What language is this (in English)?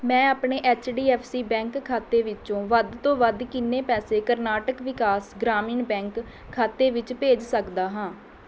Punjabi